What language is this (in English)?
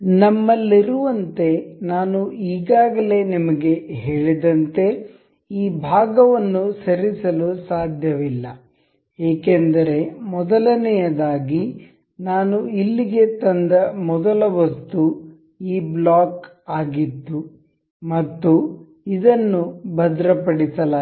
Kannada